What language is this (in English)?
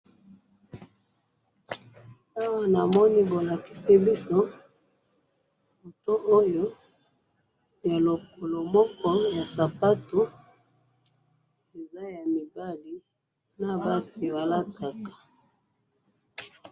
Lingala